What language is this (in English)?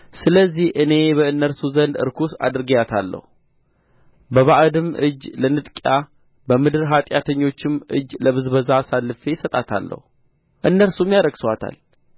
Amharic